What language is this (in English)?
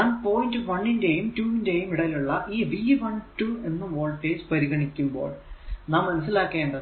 Malayalam